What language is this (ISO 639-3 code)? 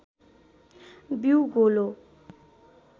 nep